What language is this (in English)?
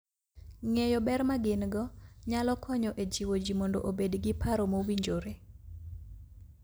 Luo (Kenya and Tanzania)